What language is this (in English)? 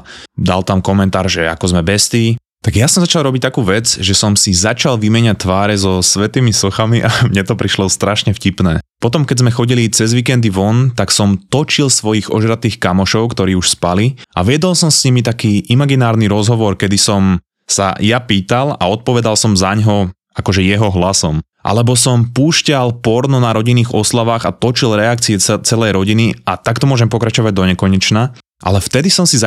Slovak